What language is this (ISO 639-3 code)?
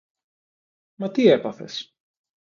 ell